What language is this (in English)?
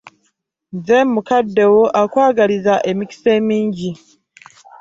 Ganda